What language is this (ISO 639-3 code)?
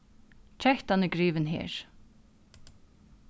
fao